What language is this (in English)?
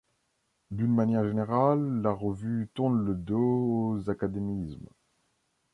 French